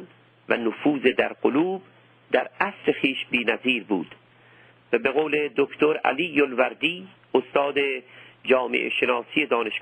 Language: Persian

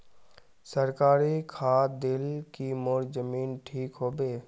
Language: Magahi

